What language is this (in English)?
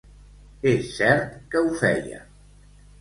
Catalan